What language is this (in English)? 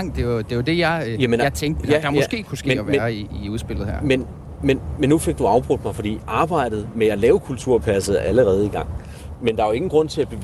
Danish